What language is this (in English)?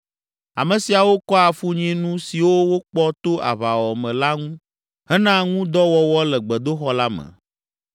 Ewe